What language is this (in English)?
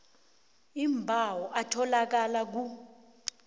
South Ndebele